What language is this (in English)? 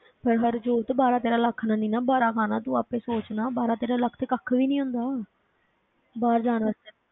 Punjabi